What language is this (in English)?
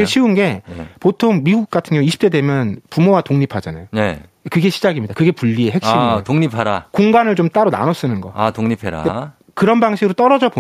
Korean